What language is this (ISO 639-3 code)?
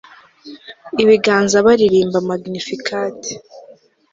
kin